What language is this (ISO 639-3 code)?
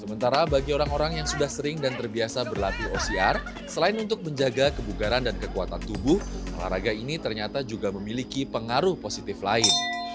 ind